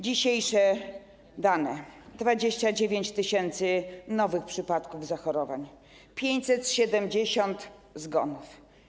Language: Polish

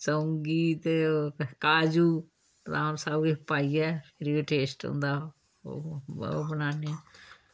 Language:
Dogri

